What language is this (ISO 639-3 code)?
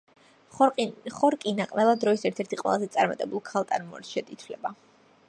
kat